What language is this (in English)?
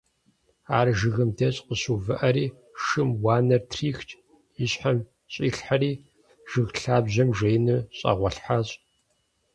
Kabardian